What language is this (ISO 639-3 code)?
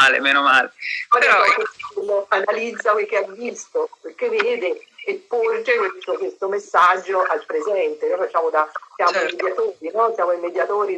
ita